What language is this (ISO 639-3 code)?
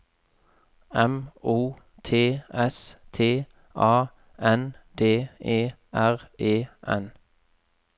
nor